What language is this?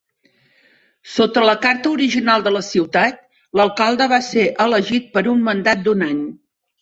Catalan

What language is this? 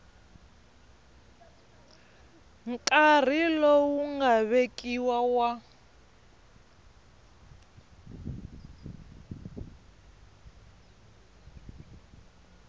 Tsonga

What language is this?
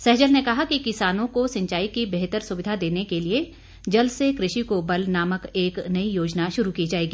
Hindi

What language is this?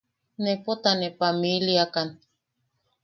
Yaqui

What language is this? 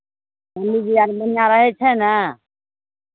Maithili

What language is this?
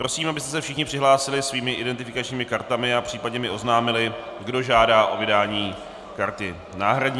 Czech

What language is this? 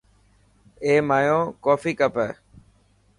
Dhatki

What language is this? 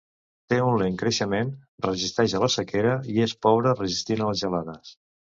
Catalan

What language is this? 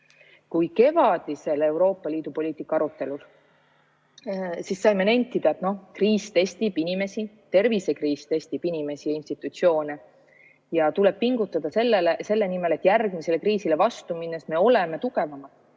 Estonian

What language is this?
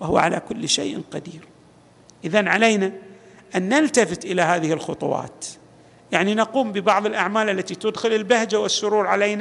Arabic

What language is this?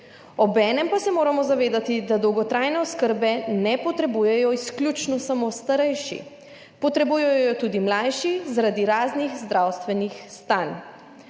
Slovenian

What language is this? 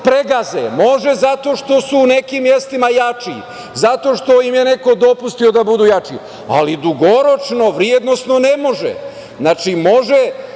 Serbian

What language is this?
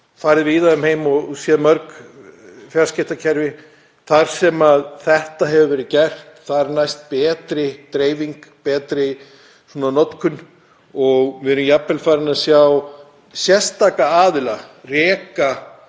Icelandic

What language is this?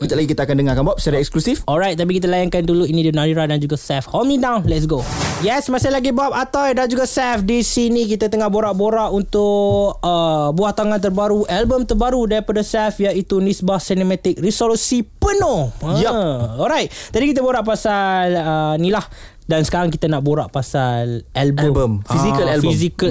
Malay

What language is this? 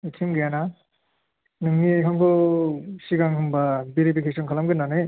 Bodo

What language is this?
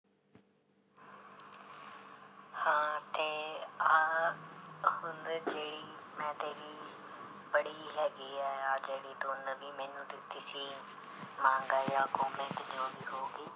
Punjabi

